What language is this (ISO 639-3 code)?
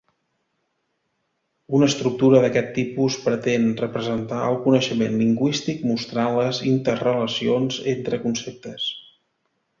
cat